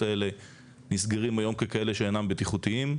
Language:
Hebrew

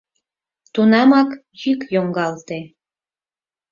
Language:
Mari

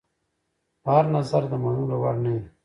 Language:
Pashto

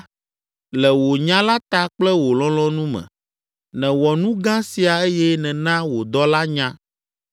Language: Ewe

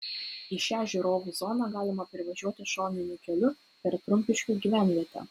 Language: Lithuanian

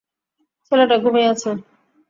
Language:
Bangla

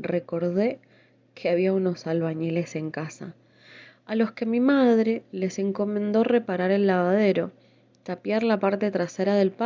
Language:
Spanish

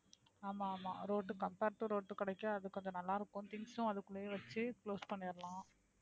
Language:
Tamil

